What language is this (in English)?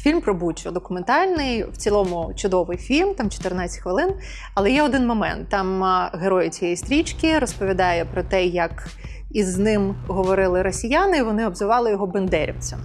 Ukrainian